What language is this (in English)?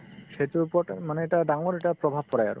Assamese